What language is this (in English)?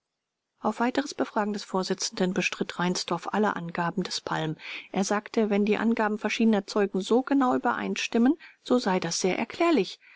German